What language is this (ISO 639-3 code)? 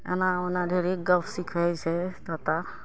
mai